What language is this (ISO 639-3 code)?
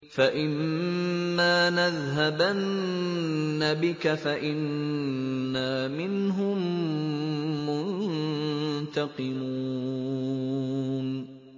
ara